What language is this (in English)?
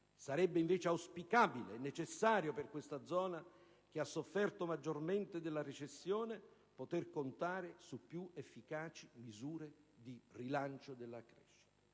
Italian